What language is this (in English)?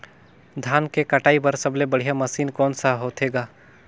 Chhattisgarhi